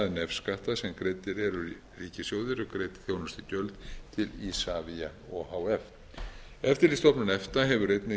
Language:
Icelandic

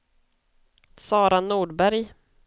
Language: Swedish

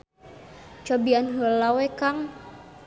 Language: Sundanese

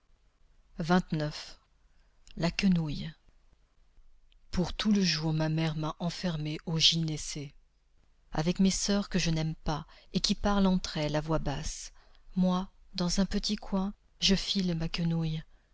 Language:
French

